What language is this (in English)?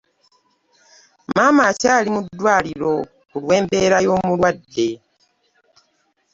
Ganda